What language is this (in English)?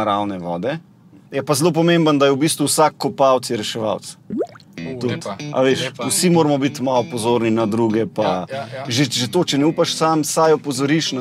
Romanian